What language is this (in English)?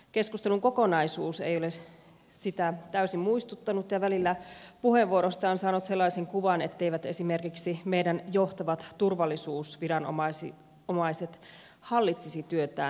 Finnish